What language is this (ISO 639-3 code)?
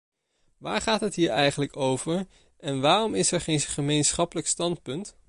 nld